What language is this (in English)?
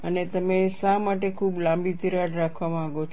Gujarati